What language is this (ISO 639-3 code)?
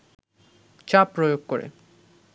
ben